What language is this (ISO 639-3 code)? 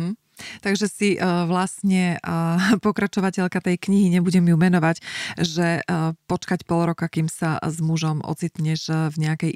slk